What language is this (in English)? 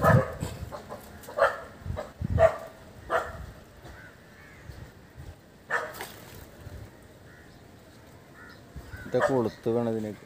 Thai